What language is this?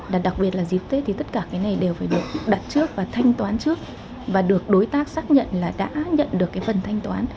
Vietnamese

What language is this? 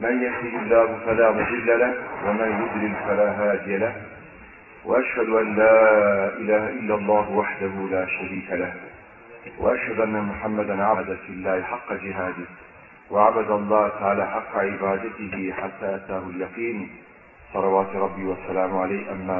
Turkish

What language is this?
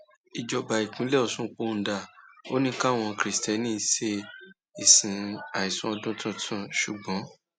Yoruba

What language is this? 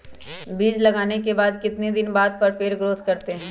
Magahi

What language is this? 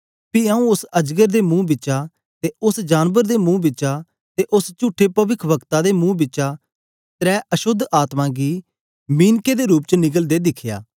Dogri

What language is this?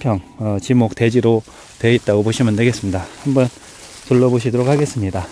Korean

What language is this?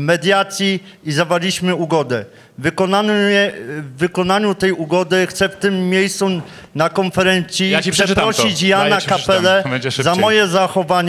Polish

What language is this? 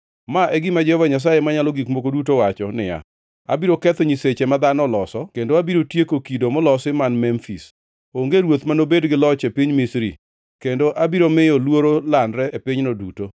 Luo (Kenya and Tanzania)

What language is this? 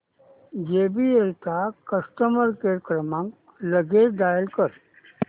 Marathi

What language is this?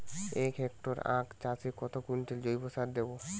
Bangla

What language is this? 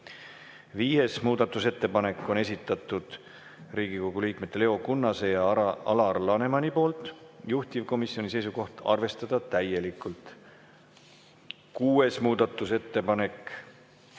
Estonian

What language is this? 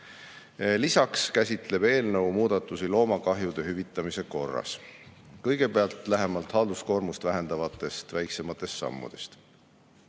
Estonian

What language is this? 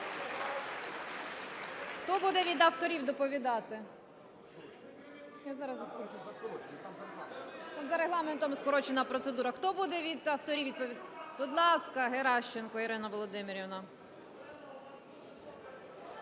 Ukrainian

